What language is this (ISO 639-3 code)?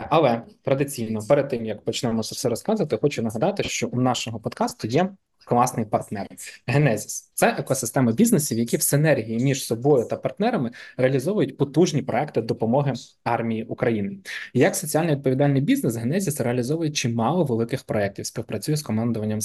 ukr